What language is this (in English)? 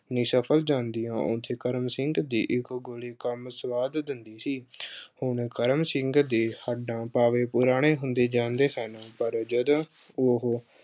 Punjabi